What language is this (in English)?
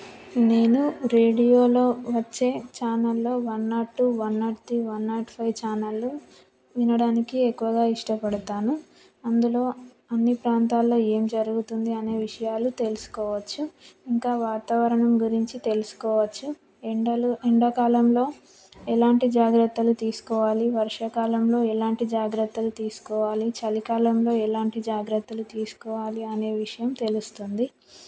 Telugu